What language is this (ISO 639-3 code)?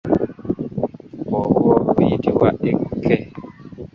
lug